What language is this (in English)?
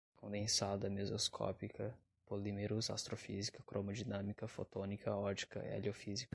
Portuguese